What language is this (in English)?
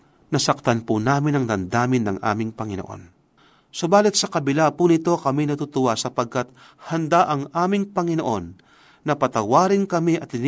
Filipino